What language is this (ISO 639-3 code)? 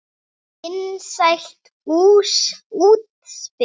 isl